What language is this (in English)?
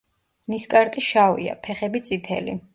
Georgian